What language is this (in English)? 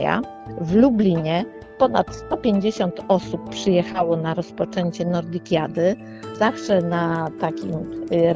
Polish